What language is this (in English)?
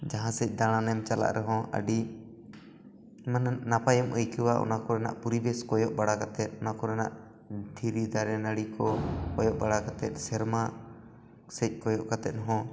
Santali